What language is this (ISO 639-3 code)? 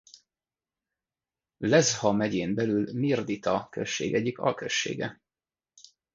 hun